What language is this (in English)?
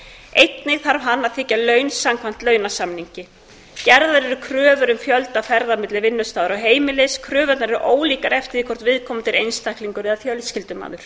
Icelandic